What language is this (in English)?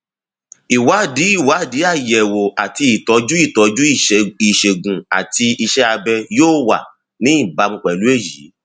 Yoruba